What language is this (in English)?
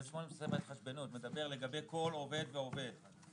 Hebrew